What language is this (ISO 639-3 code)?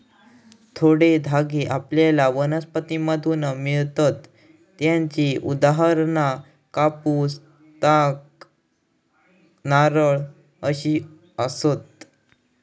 mar